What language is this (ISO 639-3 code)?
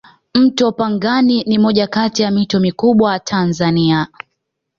swa